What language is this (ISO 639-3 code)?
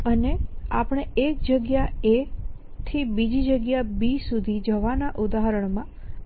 guj